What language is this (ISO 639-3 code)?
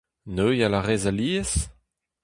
bre